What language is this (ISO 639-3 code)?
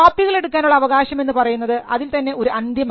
mal